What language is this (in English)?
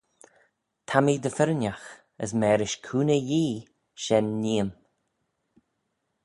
Manx